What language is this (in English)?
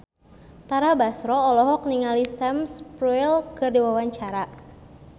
Sundanese